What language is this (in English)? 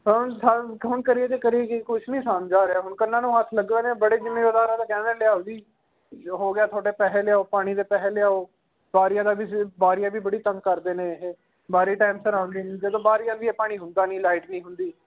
Punjabi